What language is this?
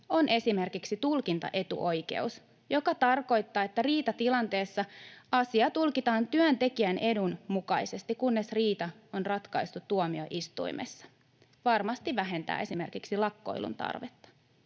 Finnish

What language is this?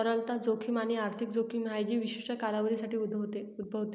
Marathi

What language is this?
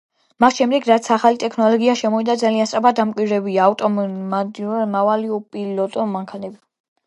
Georgian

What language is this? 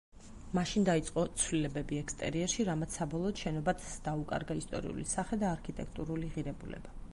Georgian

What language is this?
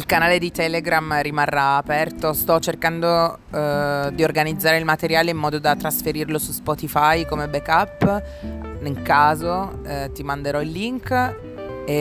Italian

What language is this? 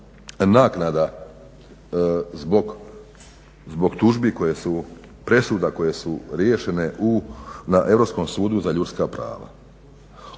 Croatian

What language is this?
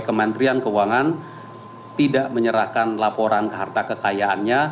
Indonesian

